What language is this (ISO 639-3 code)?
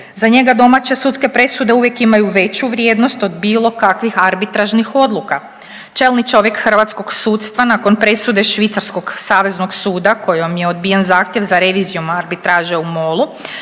hrv